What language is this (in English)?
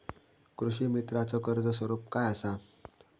Marathi